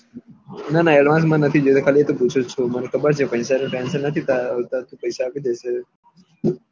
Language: Gujarati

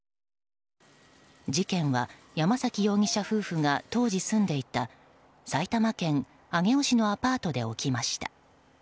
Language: Japanese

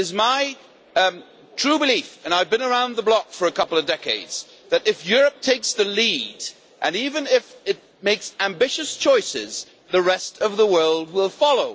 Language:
English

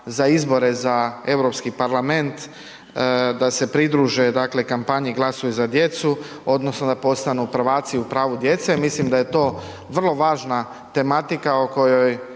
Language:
Croatian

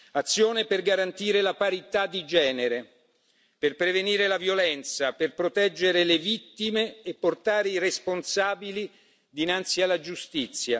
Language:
Italian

